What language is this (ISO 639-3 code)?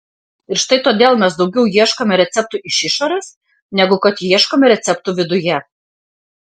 lit